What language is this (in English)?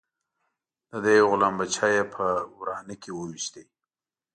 Pashto